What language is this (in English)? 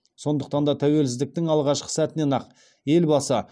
Kazakh